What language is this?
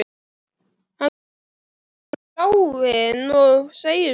Icelandic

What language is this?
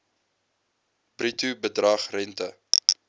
Afrikaans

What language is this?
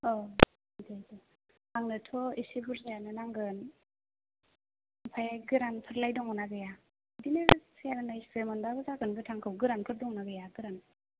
Bodo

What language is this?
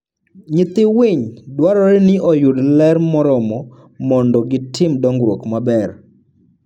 Luo (Kenya and Tanzania)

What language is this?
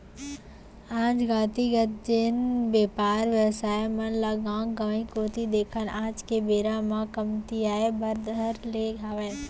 Chhattisgarhi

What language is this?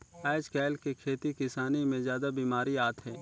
Chhattisgarhi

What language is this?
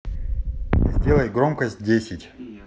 Russian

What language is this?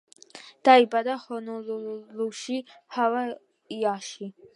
Georgian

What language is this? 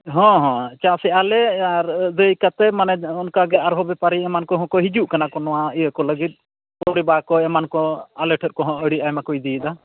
Santali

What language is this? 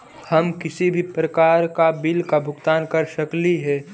Magahi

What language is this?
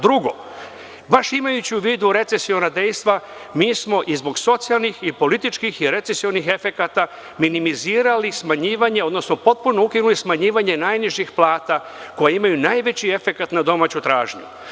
Serbian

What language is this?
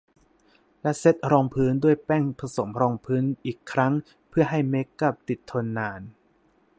Thai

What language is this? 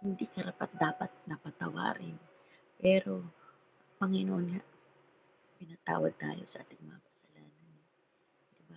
Filipino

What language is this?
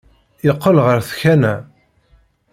Kabyle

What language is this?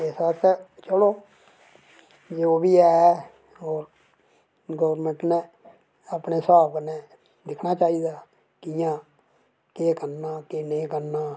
Dogri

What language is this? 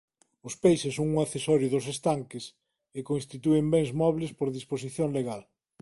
Galician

